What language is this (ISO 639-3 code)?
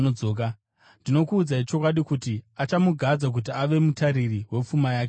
sna